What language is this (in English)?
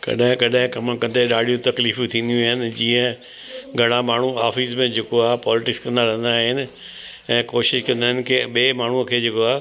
Sindhi